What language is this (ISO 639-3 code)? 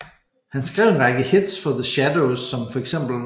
dan